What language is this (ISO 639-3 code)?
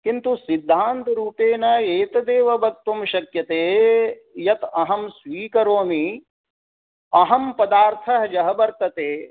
san